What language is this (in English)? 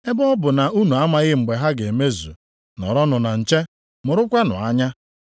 Igbo